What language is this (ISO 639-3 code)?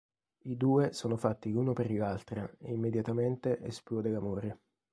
ita